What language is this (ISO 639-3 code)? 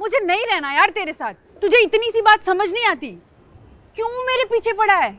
hin